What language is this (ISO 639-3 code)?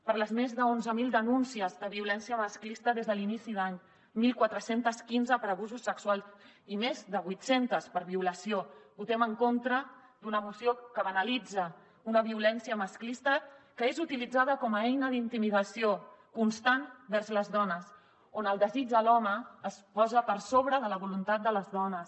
cat